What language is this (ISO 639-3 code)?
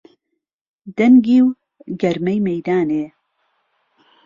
ckb